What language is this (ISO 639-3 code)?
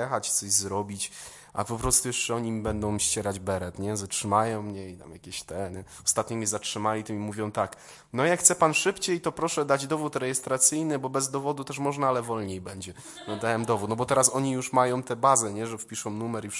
pol